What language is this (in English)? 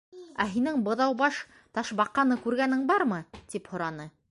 Bashkir